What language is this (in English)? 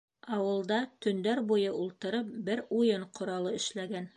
Bashkir